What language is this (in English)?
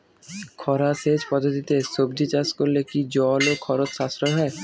Bangla